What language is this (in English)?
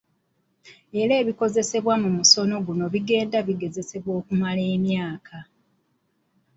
Ganda